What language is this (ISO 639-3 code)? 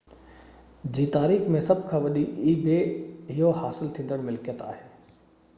snd